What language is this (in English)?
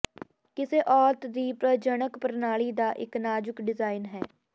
Punjabi